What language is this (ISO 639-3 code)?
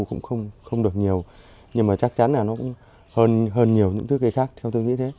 vie